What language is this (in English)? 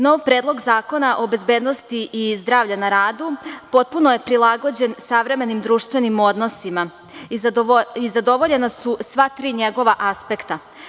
Serbian